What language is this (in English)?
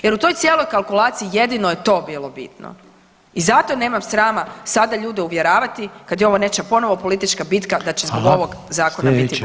Croatian